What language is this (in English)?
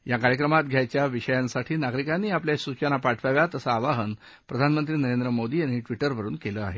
Marathi